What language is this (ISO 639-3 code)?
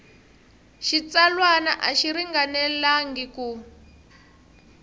tso